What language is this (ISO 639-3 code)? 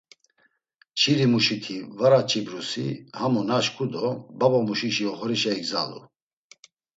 lzz